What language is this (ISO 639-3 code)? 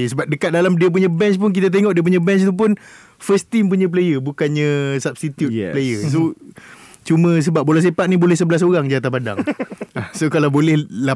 msa